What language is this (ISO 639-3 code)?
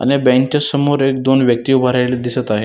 mar